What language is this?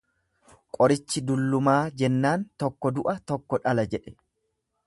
Oromo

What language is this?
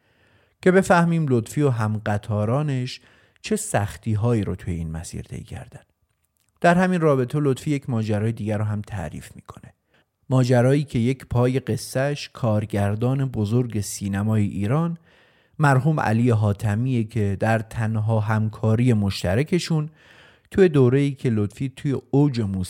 Persian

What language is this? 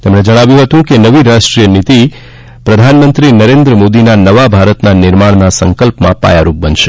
Gujarati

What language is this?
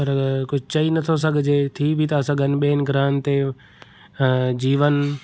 Sindhi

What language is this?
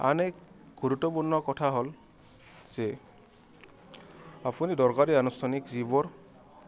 Assamese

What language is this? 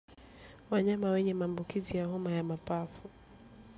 Swahili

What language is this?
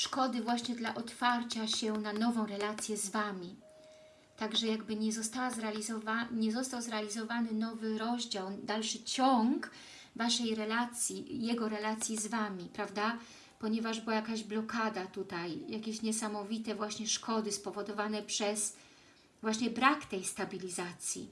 Polish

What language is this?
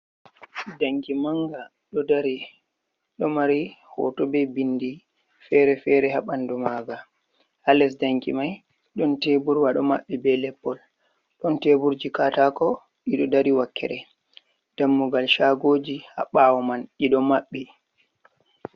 Fula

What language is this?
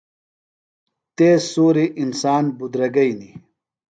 Phalura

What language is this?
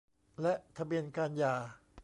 Thai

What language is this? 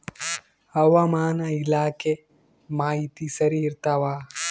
Kannada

